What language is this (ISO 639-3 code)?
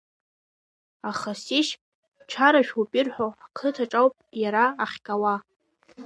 abk